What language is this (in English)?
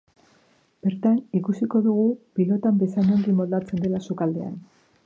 Basque